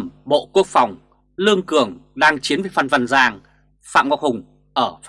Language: Vietnamese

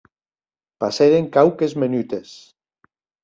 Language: Occitan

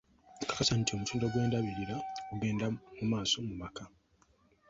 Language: Ganda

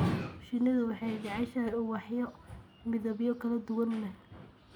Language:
Somali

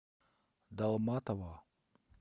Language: Russian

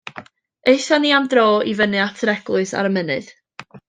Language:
Welsh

